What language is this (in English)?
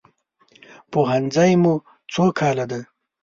Pashto